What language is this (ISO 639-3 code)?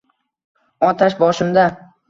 uzb